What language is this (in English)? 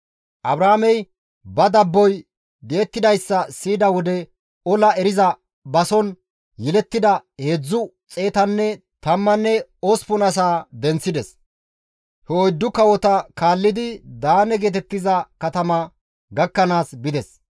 Gamo